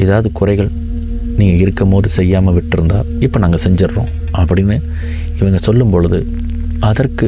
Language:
Tamil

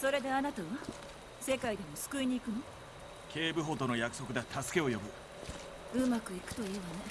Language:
Japanese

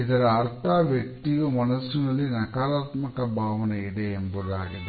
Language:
Kannada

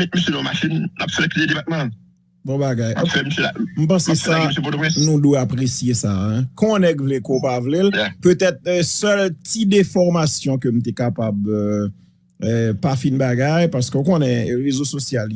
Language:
French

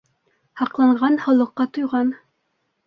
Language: Bashkir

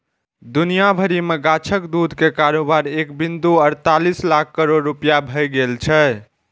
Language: Maithili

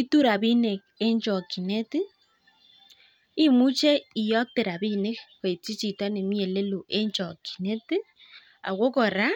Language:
Kalenjin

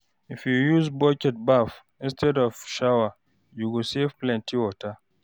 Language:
Nigerian Pidgin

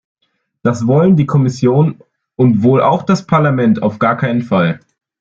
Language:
German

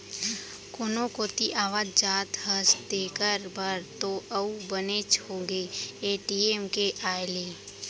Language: Chhattisgarhi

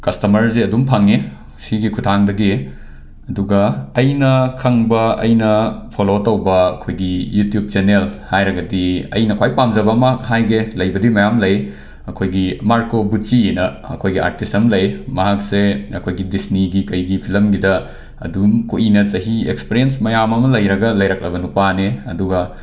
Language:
Manipuri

